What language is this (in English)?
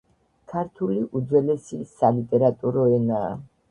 Georgian